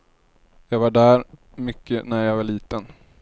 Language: Swedish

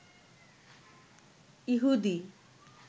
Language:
Bangla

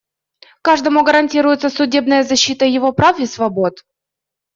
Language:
Russian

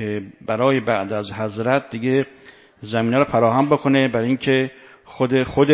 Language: Persian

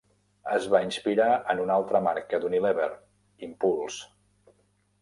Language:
Catalan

